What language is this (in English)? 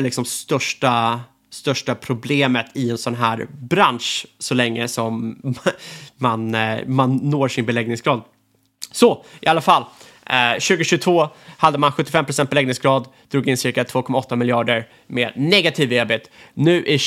Swedish